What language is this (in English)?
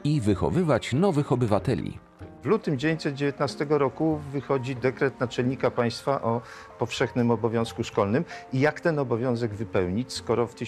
Polish